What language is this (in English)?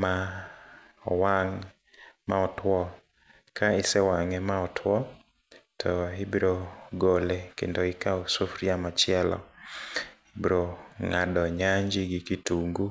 Luo (Kenya and Tanzania)